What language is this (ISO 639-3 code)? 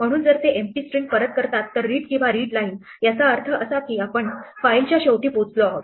mar